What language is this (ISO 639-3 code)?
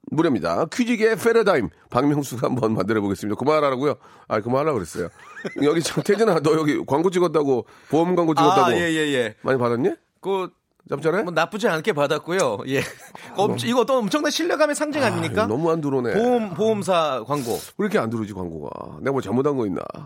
kor